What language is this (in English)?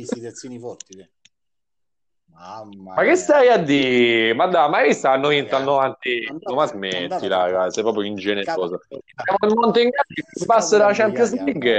Italian